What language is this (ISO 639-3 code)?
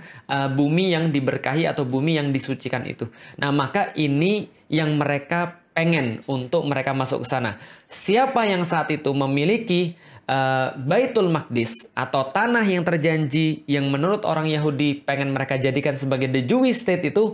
ind